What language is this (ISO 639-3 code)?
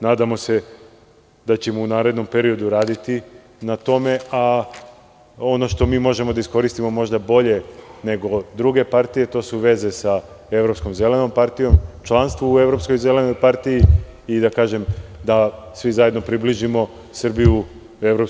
srp